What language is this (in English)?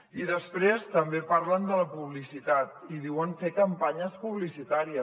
Catalan